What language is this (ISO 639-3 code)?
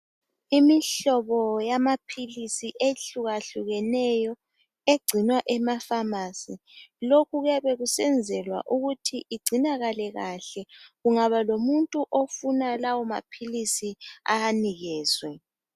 nde